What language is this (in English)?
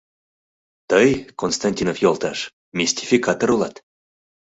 Mari